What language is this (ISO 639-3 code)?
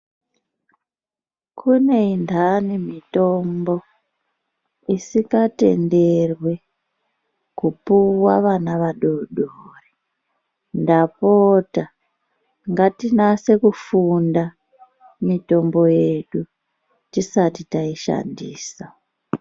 ndc